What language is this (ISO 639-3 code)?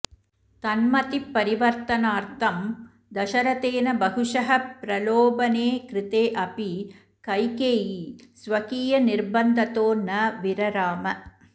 san